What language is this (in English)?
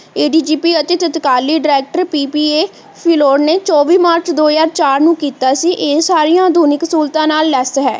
Punjabi